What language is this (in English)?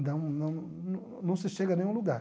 Portuguese